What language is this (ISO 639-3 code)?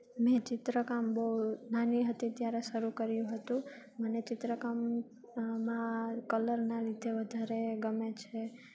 guj